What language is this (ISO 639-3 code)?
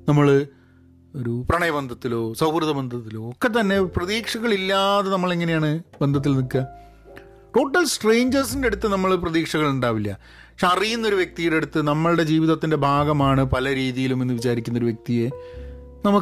mal